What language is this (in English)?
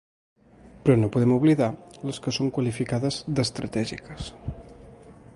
Catalan